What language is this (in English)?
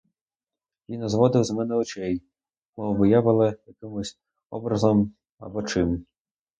Ukrainian